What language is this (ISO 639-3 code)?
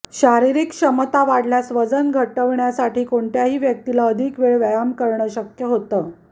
mar